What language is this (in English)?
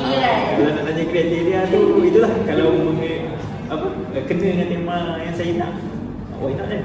Malay